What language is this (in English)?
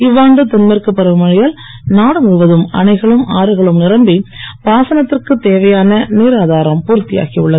Tamil